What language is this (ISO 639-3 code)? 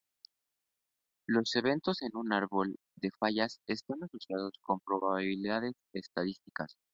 spa